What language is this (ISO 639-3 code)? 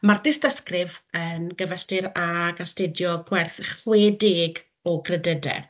cym